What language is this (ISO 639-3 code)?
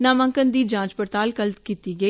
doi